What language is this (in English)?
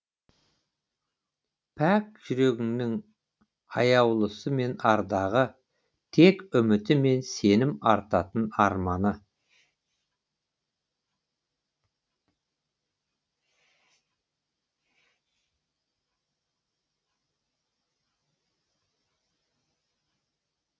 Kazakh